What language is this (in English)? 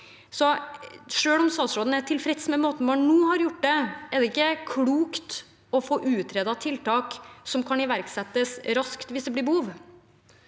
Norwegian